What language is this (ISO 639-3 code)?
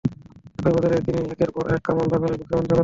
ben